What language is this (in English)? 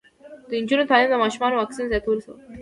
Pashto